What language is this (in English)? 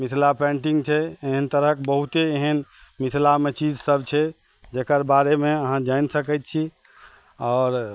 Maithili